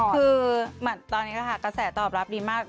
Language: Thai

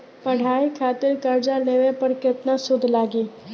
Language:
Bhojpuri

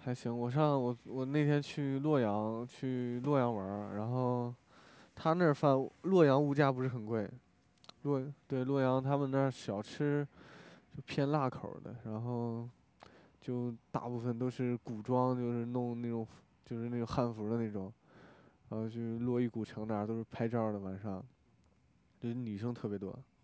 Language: Chinese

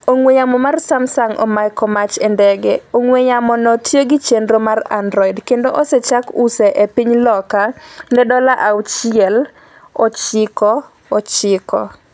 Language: Luo (Kenya and Tanzania)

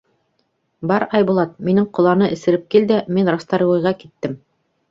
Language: Bashkir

